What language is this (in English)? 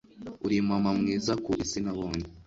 Kinyarwanda